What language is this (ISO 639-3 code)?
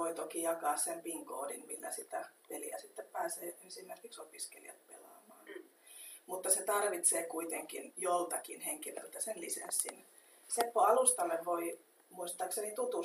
fin